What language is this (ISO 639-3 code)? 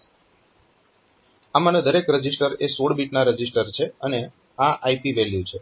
guj